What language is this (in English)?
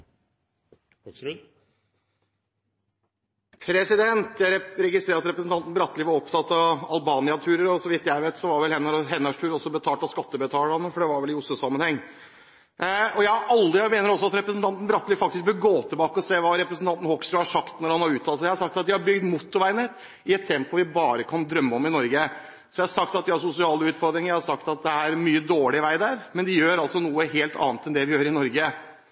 Norwegian Bokmål